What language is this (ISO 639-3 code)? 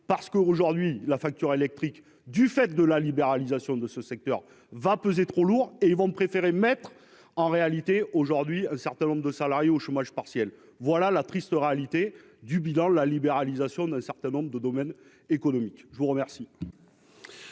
fra